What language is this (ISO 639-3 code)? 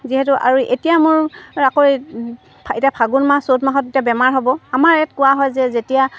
asm